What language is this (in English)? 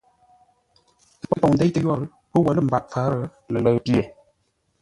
Ngombale